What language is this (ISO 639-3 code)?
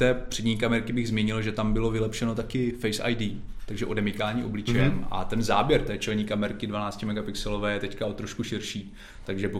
ces